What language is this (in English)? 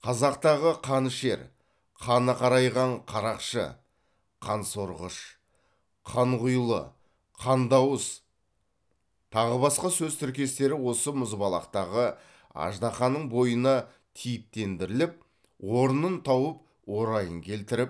Kazakh